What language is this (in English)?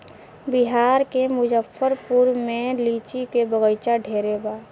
Bhojpuri